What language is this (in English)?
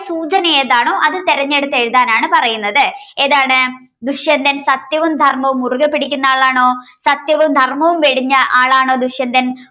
Malayalam